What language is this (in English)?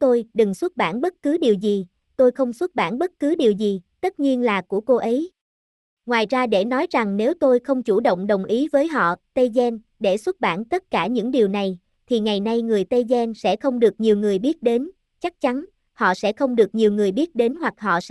Vietnamese